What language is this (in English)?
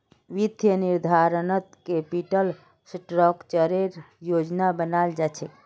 Magahi